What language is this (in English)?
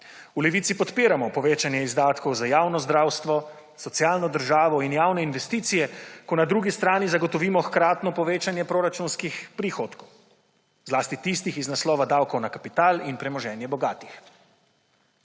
Slovenian